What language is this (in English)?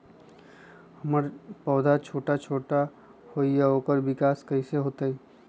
Magahi